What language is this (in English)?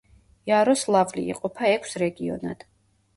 Georgian